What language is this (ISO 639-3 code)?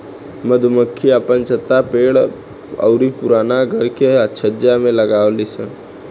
bho